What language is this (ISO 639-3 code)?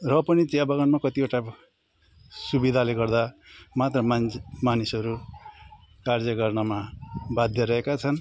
nep